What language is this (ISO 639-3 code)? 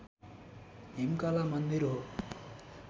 nep